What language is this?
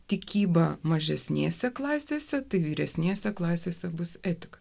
Lithuanian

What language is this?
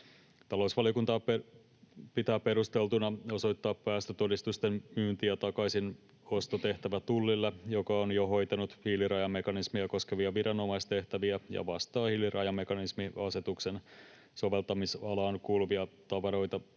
Finnish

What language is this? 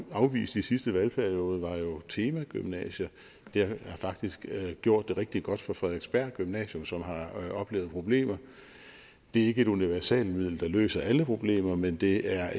Danish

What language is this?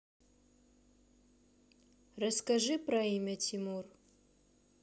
Russian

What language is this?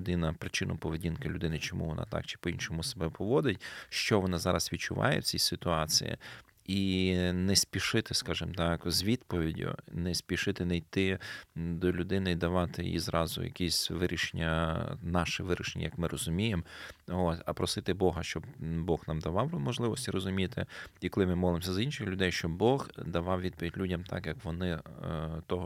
Ukrainian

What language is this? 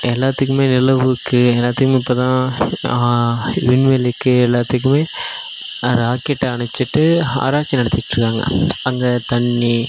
Tamil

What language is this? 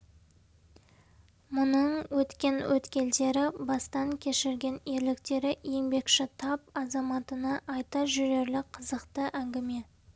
Kazakh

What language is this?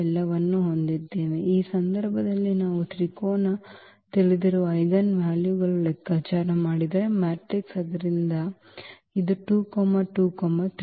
Kannada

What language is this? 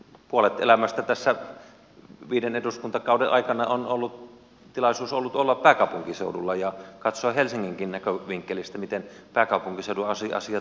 Finnish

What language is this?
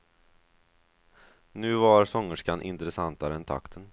Swedish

